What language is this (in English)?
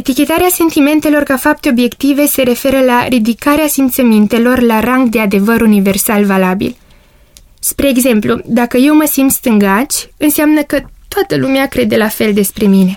Romanian